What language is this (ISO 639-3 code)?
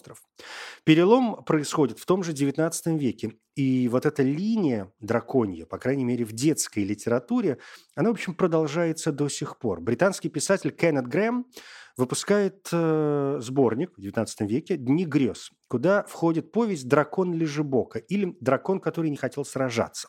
rus